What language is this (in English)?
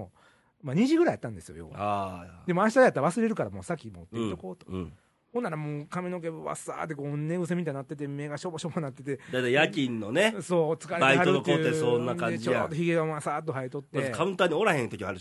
Japanese